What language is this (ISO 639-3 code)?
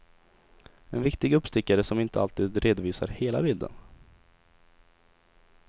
swe